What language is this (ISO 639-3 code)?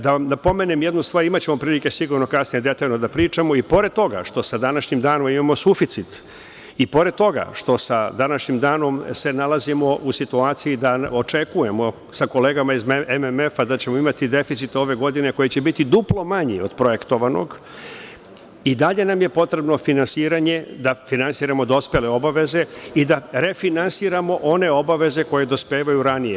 srp